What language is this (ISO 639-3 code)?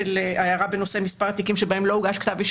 heb